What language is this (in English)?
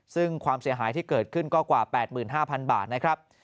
Thai